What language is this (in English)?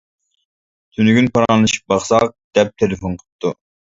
Uyghur